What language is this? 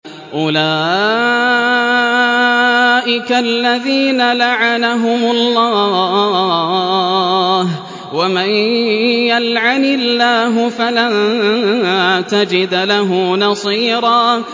Arabic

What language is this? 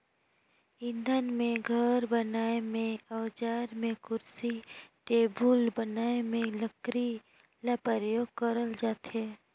Chhattisgarhi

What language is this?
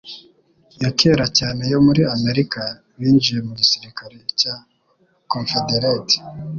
Kinyarwanda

